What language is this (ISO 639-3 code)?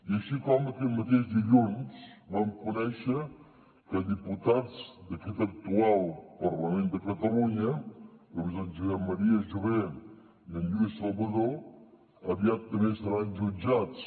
cat